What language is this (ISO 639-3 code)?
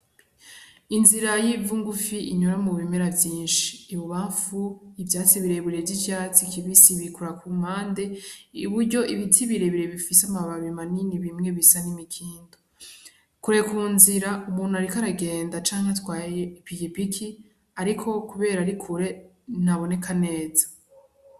run